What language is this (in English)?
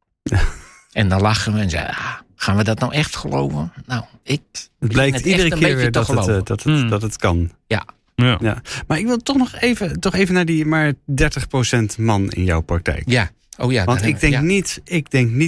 Dutch